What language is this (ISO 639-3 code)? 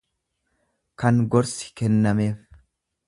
orm